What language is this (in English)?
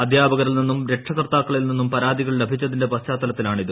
Malayalam